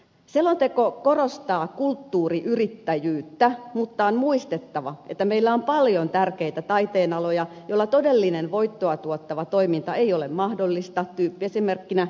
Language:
Finnish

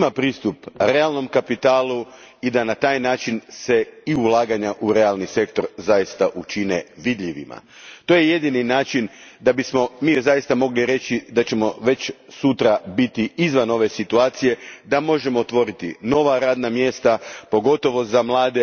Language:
Croatian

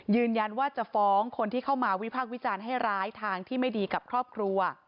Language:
Thai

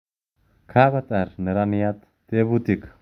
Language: Kalenjin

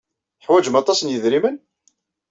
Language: Kabyle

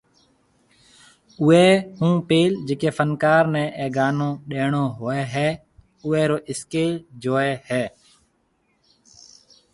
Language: Marwari (Pakistan)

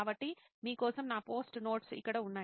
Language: Telugu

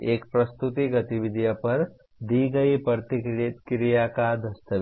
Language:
Hindi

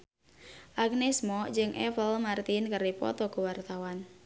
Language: Sundanese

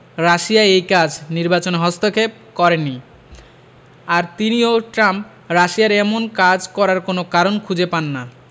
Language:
Bangla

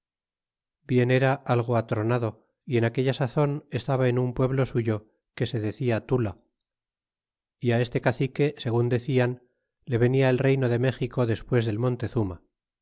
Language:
Spanish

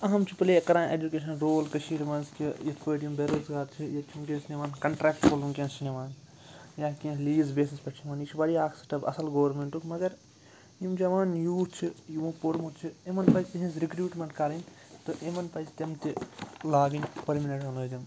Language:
Kashmiri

